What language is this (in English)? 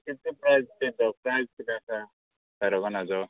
Konkani